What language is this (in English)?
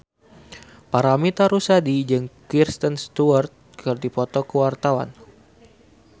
Sundanese